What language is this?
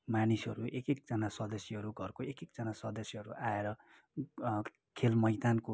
Nepali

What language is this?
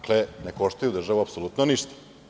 Serbian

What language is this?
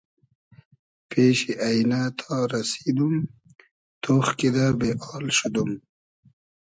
Hazaragi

